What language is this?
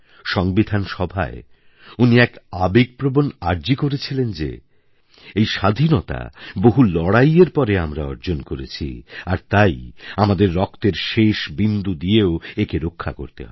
Bangla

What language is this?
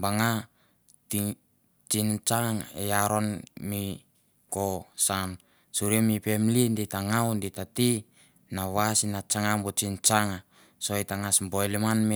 Mandara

